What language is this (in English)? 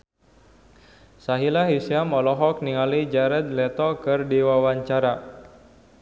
Sundanese